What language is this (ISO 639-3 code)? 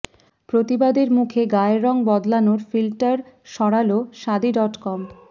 ben